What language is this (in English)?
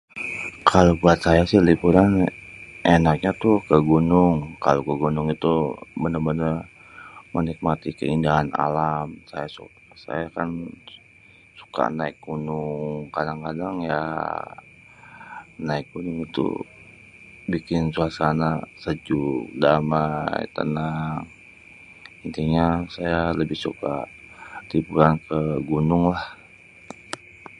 Betawi